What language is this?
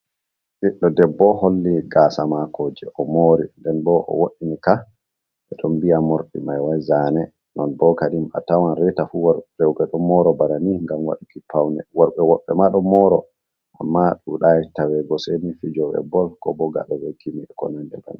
Fula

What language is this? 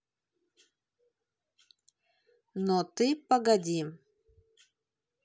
Russian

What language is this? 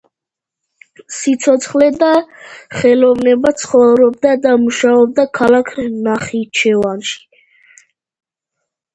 Georgian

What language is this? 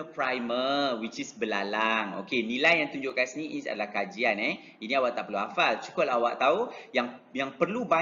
Malay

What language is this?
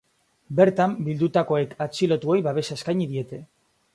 Basque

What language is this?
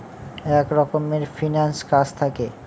Bangla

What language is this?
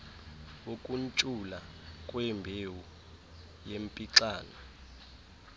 Xhosa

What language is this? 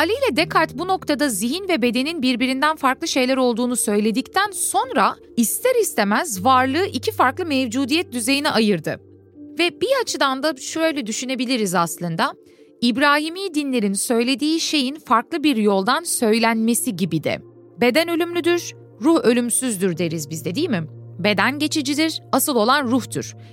Turkish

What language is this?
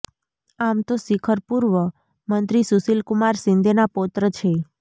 Gujarati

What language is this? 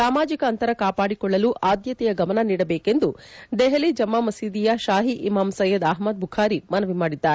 Kannada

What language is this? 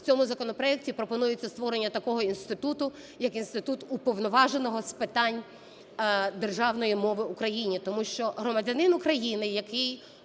Ukrainian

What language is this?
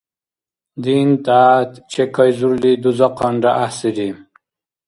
Dargwa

